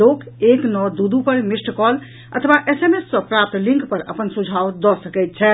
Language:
Maithili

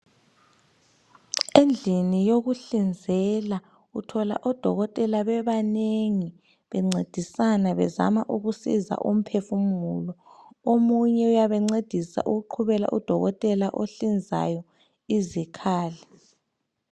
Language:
North Ndebele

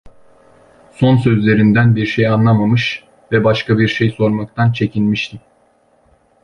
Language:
Turkish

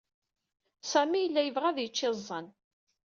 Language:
Kabyle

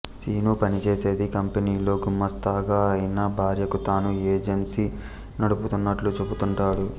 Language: Telugu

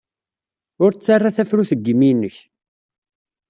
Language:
Kabyle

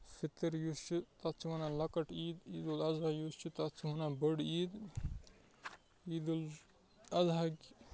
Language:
Kashmiri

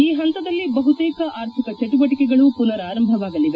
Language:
Kannada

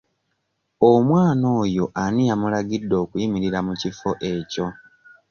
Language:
Ganda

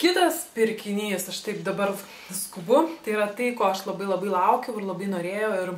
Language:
Lithuanian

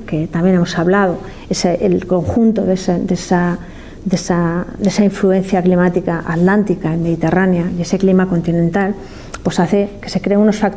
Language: Spanish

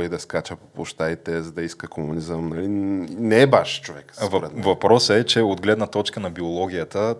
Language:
Bulgarian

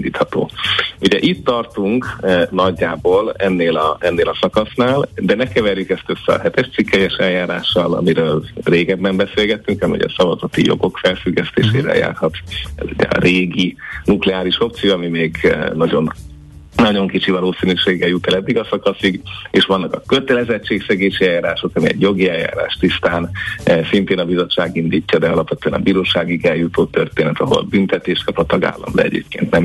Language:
Hungarian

